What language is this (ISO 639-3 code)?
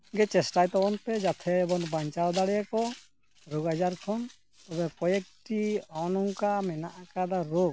sat